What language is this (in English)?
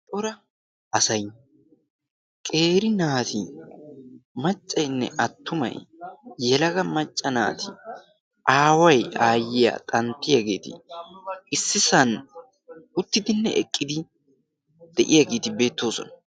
Wolaytta